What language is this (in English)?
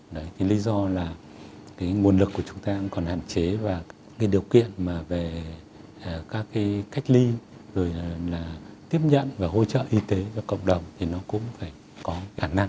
Vietnamese